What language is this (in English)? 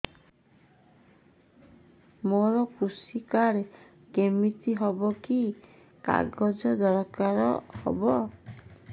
Odia